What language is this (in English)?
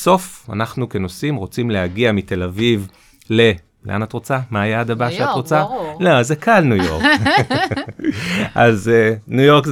Hebrew